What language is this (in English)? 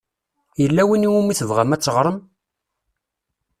Kabyle